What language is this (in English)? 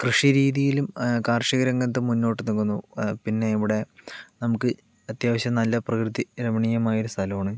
Malayalam